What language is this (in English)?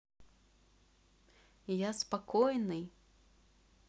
Russian